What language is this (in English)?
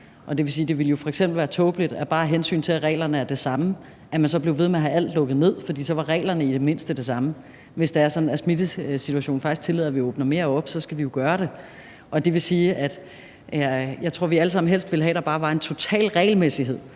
Danish